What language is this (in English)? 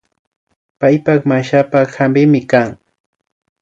Imbabura Highland Quichua